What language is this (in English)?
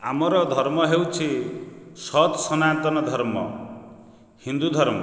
Odia